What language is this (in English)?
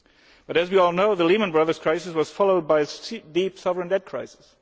English